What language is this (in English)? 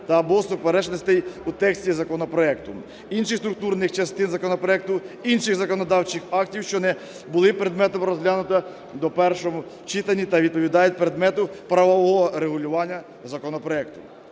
Ukrainian